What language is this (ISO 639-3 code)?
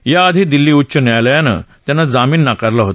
mar